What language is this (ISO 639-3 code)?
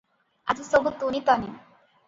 ori